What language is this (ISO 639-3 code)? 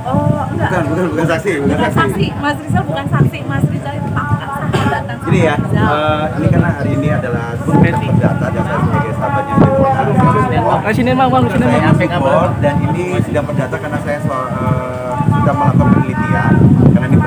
ind